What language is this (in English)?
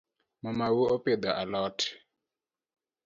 Luo (Kenya and Tanzania)